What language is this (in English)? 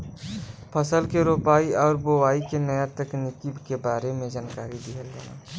Bhojpuri